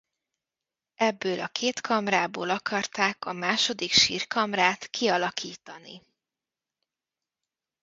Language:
Hungarian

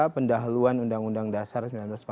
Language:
Indonesian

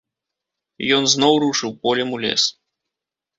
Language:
Belarusian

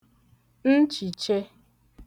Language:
Igbo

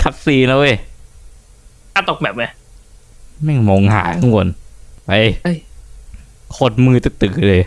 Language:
Thai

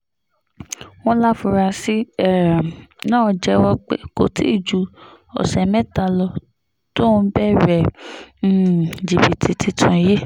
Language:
Yoruba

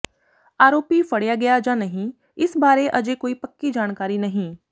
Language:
Punjabi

